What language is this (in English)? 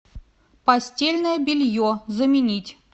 Russian